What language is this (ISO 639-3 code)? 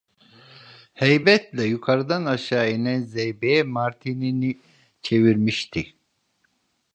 tur